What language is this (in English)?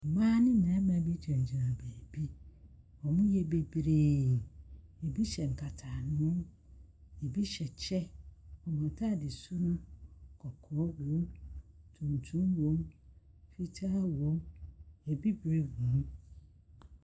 Akan